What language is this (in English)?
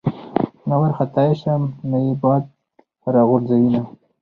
Pashto